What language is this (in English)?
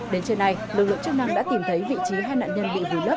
Vietnamese